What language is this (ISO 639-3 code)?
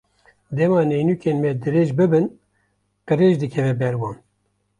kur